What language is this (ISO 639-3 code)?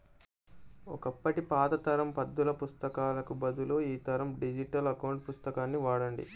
tel